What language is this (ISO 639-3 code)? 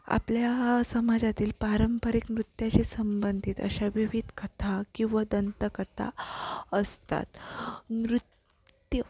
mar